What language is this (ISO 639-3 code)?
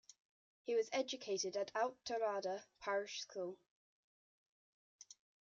eng